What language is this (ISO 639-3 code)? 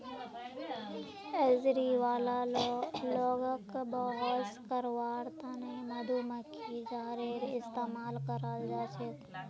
mag